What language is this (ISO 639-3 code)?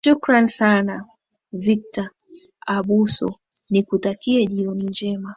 swa